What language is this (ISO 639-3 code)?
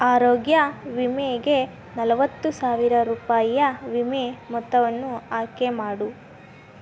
kan